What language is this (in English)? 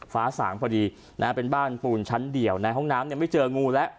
Thai